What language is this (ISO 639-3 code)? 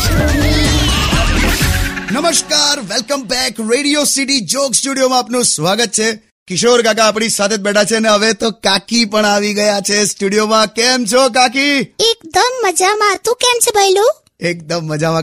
hin